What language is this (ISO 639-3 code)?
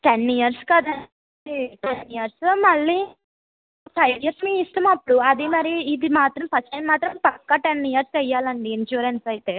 tel